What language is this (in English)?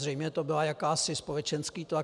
Czech